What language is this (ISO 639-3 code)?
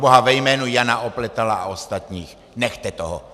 ces